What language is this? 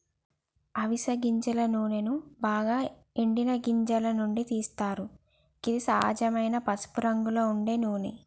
Telugu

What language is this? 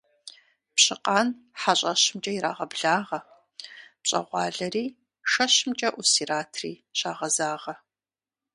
Kabardian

